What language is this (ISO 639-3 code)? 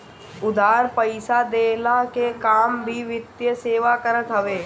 bho